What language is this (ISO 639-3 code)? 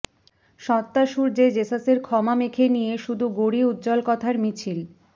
ben